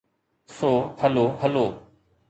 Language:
Sindhi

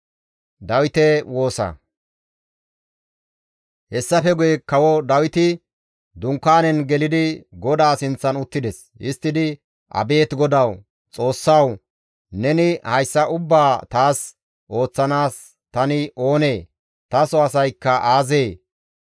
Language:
Gamo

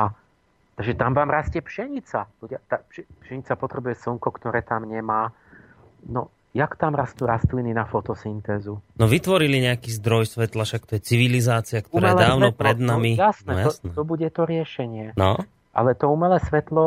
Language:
Slovak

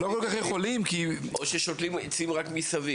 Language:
Hebrew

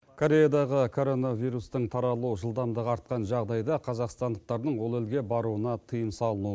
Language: Kazakh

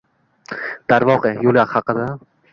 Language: Uzbek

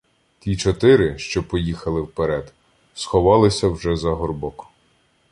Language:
Ukrainian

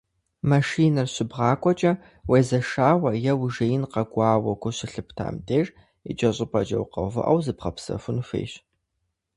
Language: Kabardian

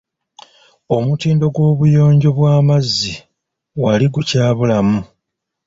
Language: Ganda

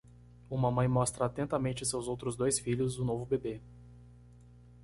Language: Portuguese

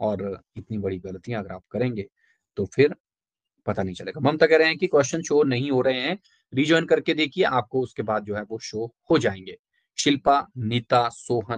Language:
Hindi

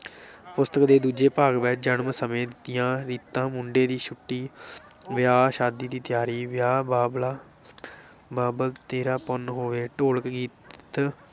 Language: Punjabi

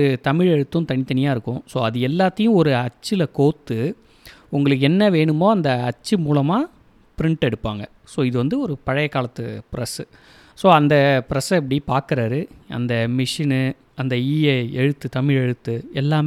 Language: Tamil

